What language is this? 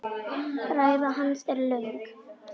Icelandic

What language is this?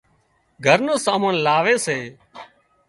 Wadiyara Koli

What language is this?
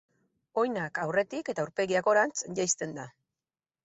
Basque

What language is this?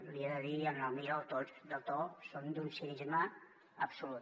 Catalan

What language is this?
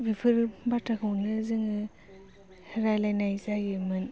Bodo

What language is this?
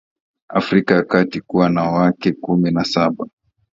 Swahili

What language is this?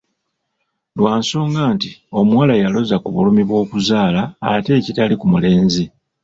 Ganda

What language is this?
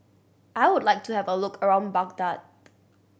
English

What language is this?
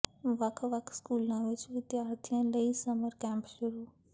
Punjabi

